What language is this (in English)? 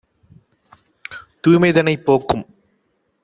Tamil